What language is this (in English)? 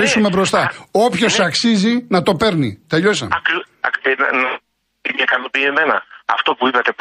Greek